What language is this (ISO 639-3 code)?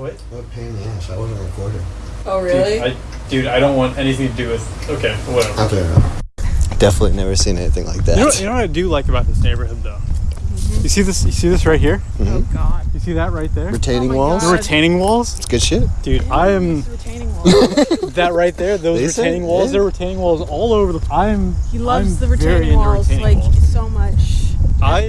eng